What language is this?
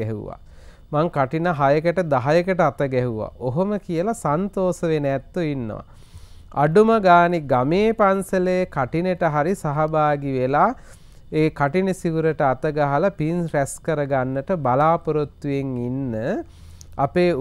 Turkish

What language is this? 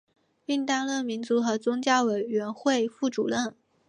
Chinese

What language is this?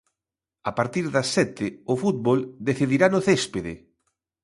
Galician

